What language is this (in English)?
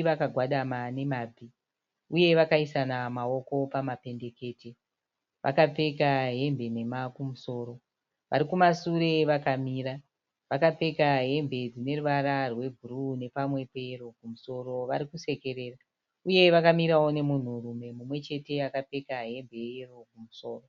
Shona